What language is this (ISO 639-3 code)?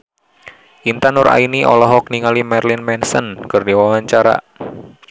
sun